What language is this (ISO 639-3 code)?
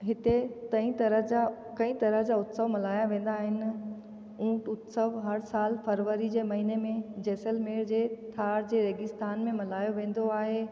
snd